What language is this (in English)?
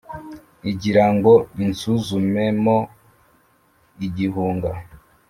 Kinyarwanda